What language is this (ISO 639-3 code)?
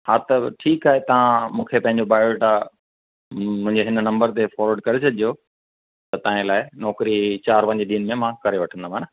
snd